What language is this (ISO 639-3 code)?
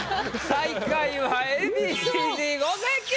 jpn